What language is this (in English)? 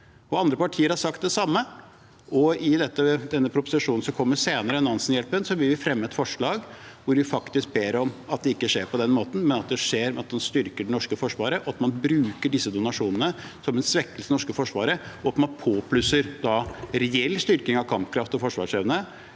Norwegian